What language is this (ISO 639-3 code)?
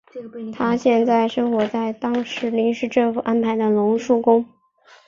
zho